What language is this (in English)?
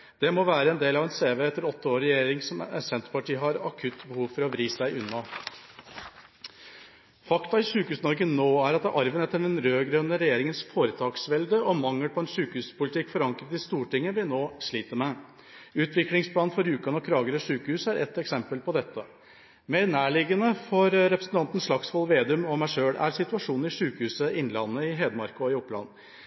Norwegian Bokmål